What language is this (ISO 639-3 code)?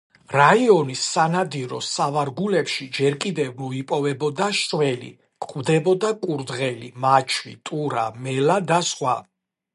kat